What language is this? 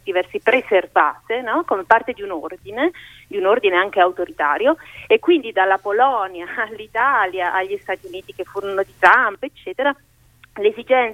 Italian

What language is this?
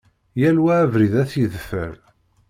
Kabyle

